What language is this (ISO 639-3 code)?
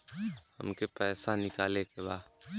bho